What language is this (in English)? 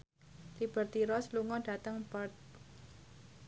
Javanese